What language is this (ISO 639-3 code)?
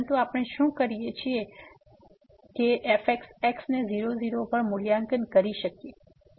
guj